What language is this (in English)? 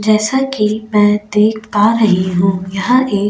Hindi